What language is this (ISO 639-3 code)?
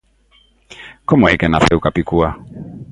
glg